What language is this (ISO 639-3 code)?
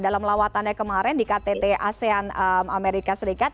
ind